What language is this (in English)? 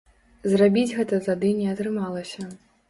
Belarusian